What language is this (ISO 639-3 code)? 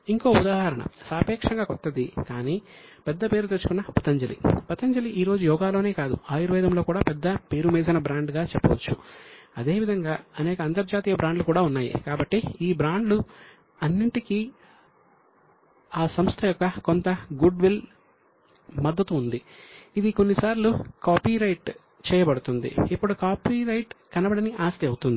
tel